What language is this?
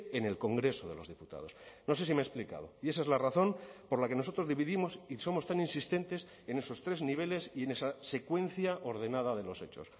Spanish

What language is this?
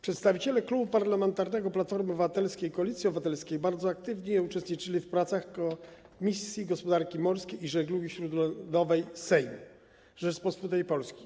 Polish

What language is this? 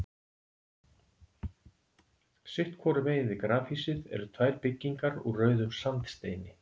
Icelandic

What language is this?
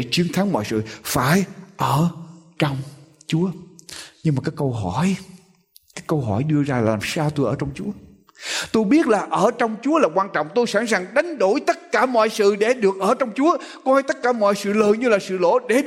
Vietnamese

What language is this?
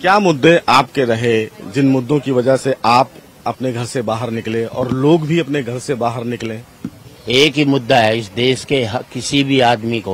Hindi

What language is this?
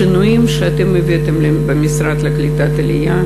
Hebrew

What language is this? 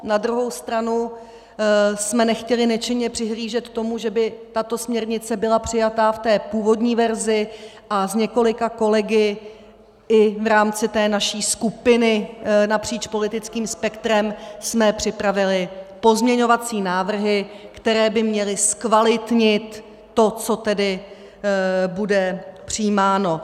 Czech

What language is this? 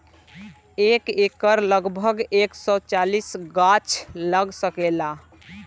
Bhojpuri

